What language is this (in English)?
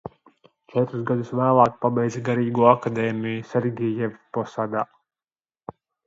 Latvian